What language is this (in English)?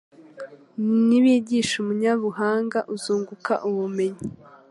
Kinyarwanda